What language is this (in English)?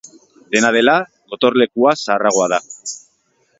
Basque